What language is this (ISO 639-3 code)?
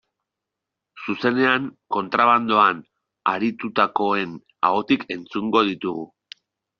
eus